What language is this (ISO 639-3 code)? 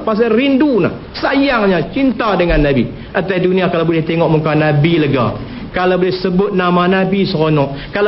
msa